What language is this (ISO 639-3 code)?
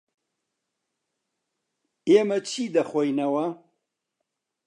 ckb